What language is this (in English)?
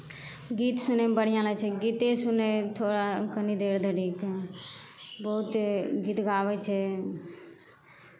Maithili